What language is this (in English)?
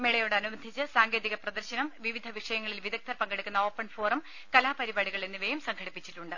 Malayalam